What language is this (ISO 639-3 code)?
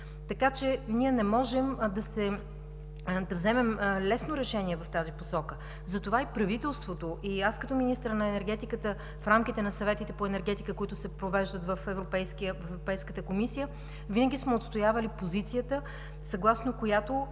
bul